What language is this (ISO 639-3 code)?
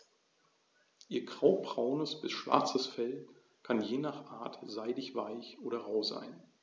deu